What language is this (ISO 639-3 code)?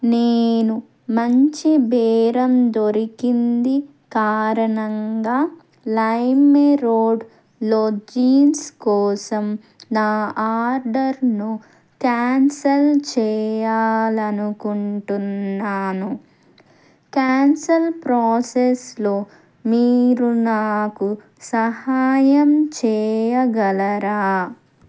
tel